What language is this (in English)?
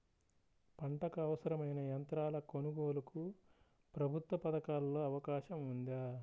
Telugu